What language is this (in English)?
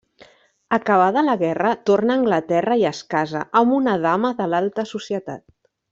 Catalan